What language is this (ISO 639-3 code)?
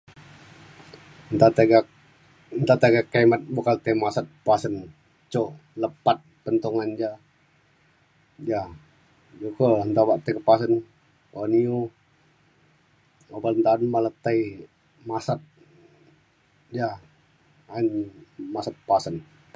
xkl